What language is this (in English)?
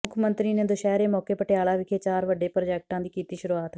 Punjabi